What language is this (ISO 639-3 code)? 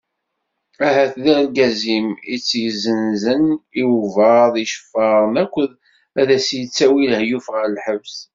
kab